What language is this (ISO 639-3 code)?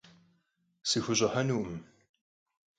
kbd